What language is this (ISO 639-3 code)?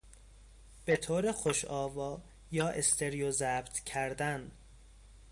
fas